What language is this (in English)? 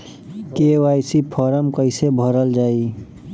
Bhojpuri